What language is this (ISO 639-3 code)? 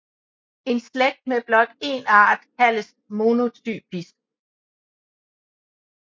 dan